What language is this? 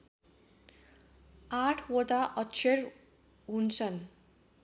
Nepali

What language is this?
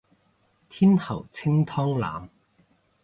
Cantonese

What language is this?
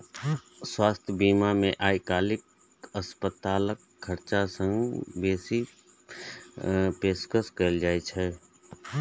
Maithili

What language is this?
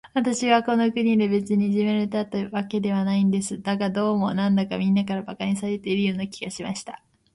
Japanese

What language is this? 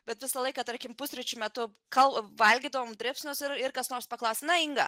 Lithuanian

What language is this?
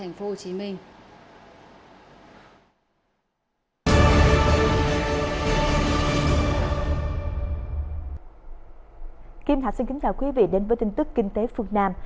Vietnamese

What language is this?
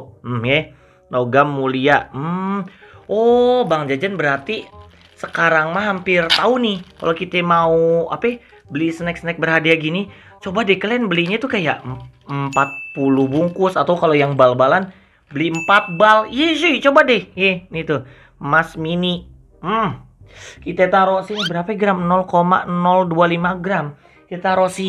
Indonesian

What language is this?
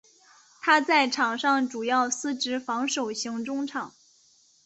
Chinese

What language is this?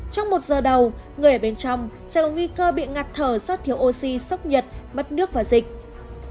Vietnamese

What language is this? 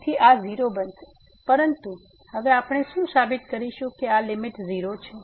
Gujarati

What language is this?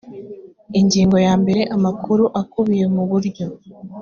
Kinyarwanda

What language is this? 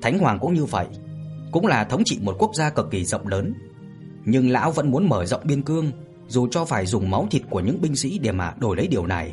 Vietnamese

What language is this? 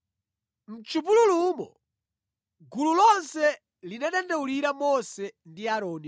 Nyanja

